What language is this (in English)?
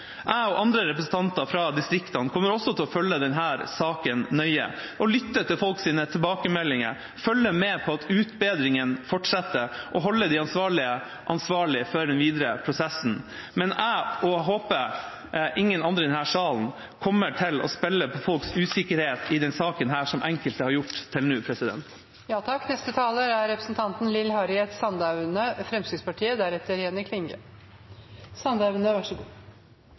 Norwegian Bokmål